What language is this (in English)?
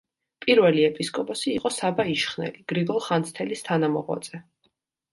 Georgian